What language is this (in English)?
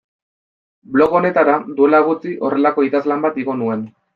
Basque